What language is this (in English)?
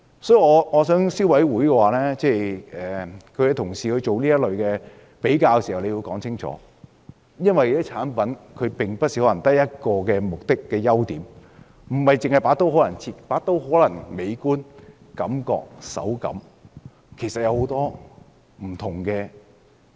Cantonese